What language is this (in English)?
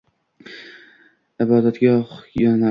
Uzbek